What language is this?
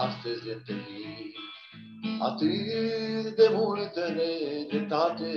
Romanian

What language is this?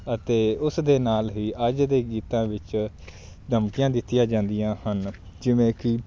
Punjabi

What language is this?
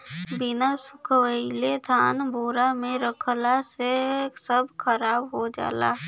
Bhojpuri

